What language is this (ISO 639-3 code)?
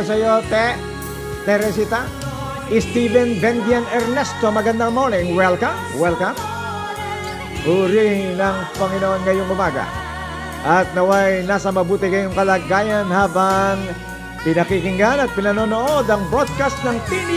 fil